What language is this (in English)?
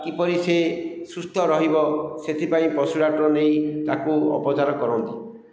Odia